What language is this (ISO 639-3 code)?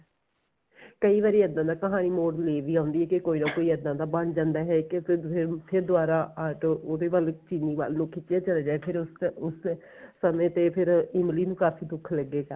pan